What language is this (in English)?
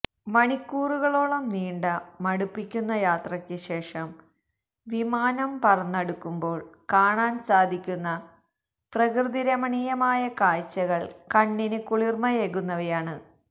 Malayalam